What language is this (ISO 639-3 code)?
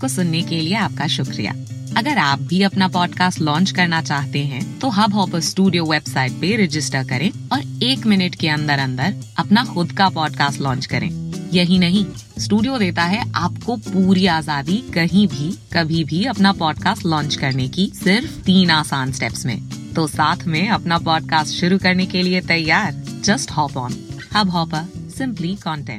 hin